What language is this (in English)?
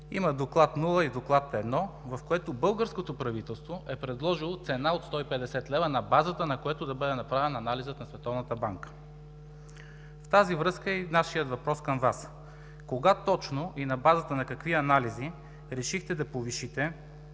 Bulgarian